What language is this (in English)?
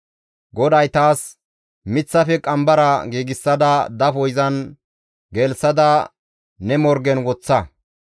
Gamo